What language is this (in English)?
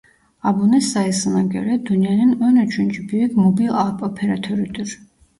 Turkish